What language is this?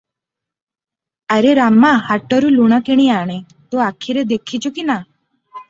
Odia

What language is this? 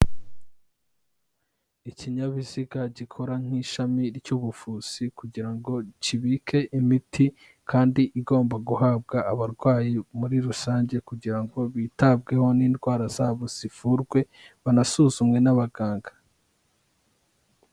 Kinyarwanda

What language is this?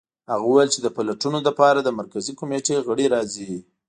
Pashto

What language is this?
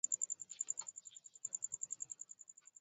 Swahili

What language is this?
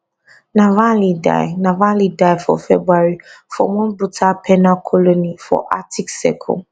Nigerian Pidgin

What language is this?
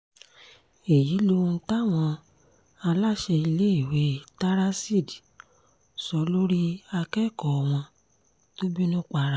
Yoruba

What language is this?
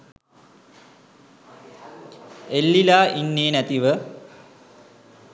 Sinhala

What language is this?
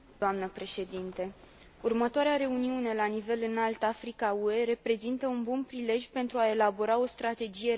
Romanian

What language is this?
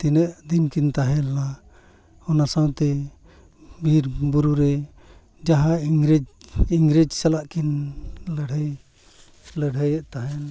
Santali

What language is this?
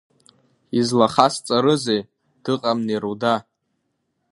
Abkhazian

